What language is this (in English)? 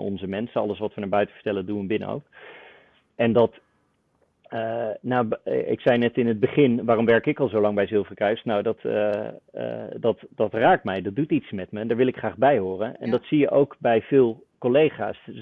Dutch